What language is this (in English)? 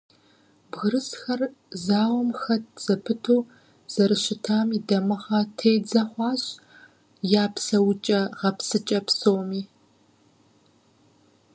Kabardian